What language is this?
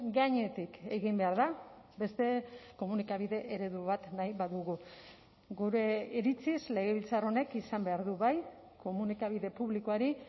Basque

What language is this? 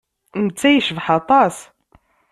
Kabyle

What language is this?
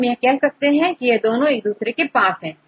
Hindi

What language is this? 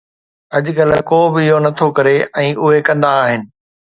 Sindhi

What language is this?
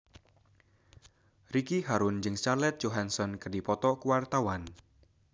Sundanese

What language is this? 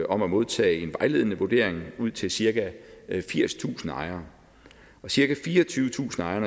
Danish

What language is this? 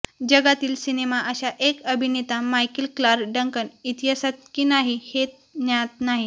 Marathi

